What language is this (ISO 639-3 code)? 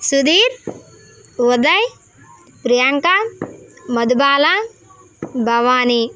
tel